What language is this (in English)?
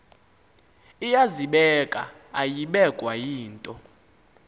Xhosa